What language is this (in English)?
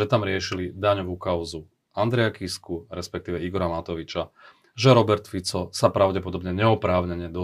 Slovak